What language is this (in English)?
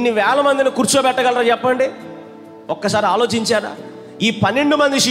Hindi